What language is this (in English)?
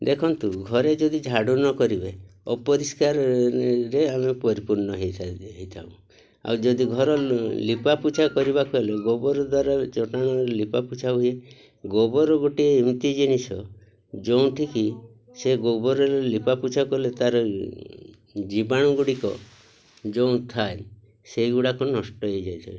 Odia